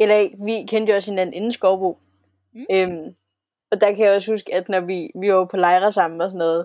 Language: Danish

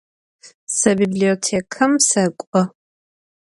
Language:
Adyghe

